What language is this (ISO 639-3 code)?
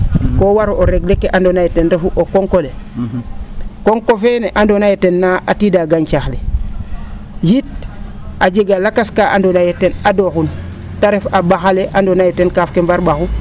srr